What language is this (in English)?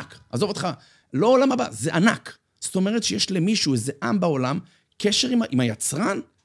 Hebrew